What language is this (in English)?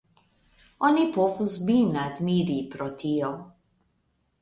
Esperanto